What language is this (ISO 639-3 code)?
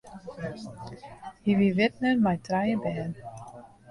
fry